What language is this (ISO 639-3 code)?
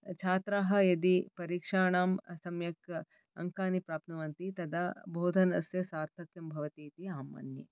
san